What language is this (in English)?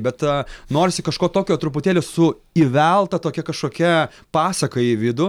Lithuanian